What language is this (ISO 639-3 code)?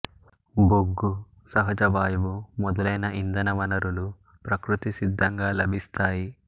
tel